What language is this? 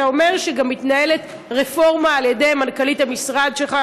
Hebrew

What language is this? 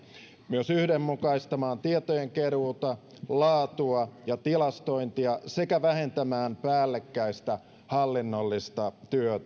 Finnish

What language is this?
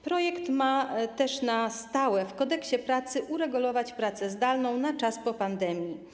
Polish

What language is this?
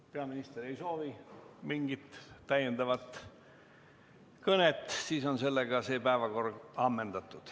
Estonian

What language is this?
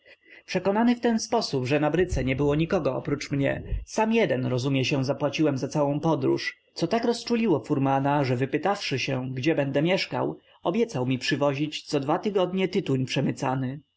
Polish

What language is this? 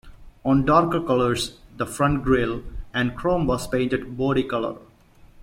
English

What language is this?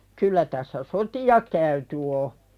Finnish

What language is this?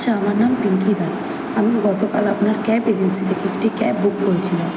Bangla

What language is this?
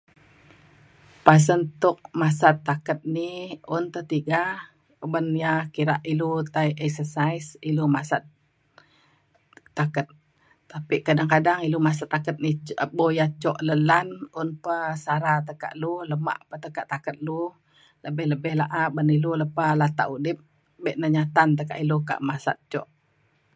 Mainstream Kenyah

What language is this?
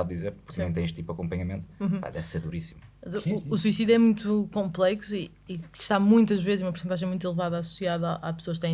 Portuguese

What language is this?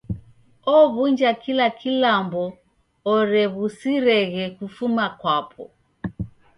Taita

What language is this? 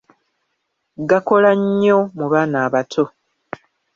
Ganda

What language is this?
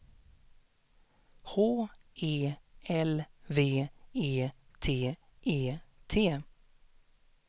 Swedish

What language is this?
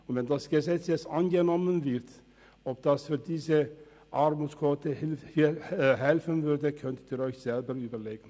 Swiss German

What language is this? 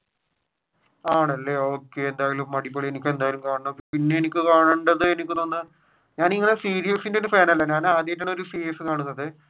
Malayalam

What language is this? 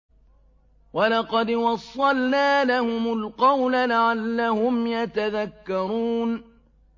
Arabic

